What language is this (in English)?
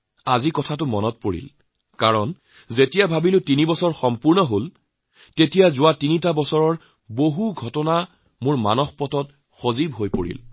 Assamese